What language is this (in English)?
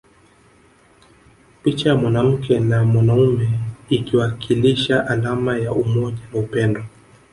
Swahili